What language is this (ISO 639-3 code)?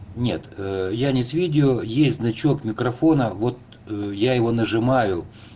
rus